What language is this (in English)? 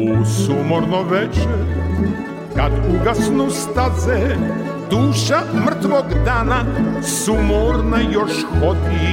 Croatian